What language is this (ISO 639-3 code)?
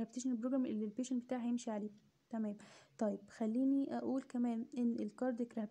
ara